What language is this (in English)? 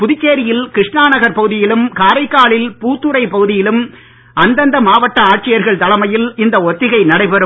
Tamil